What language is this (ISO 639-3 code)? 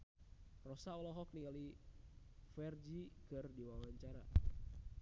sun